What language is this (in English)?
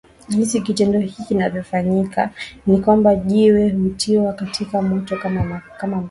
Swahili